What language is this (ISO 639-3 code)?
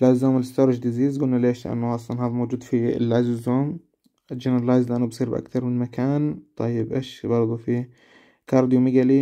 ara